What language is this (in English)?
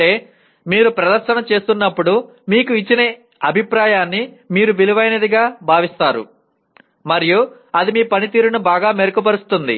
Telugu